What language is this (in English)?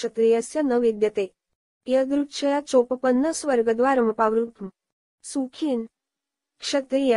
Romanian